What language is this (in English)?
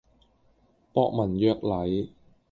Cantonese